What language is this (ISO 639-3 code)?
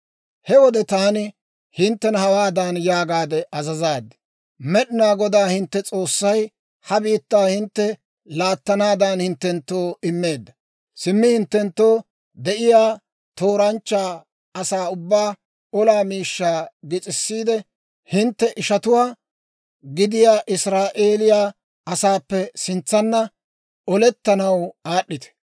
dwr